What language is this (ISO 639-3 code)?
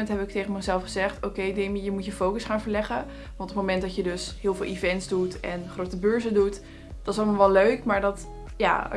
nld